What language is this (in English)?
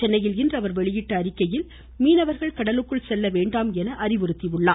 Tamil